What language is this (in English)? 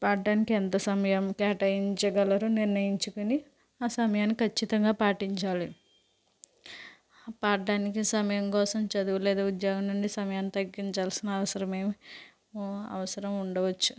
Telugu